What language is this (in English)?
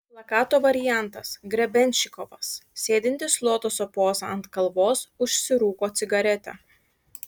Lithuanian